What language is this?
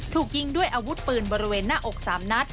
Thai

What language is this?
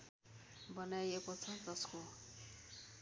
Nepali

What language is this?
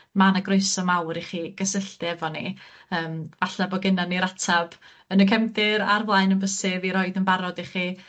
Welsh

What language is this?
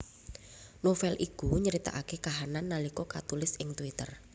Javanese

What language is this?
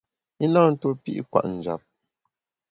Bamun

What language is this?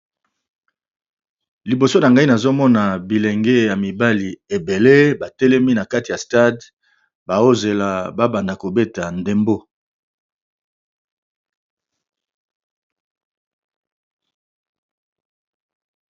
Lingala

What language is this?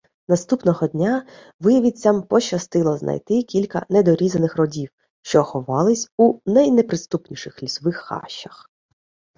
Ukrainian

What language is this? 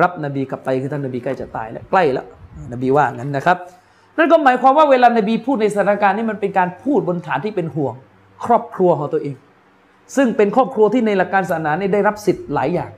Thai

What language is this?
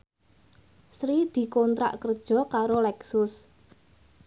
Javanese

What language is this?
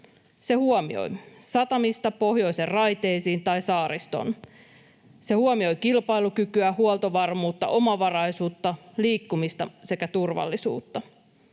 Finnish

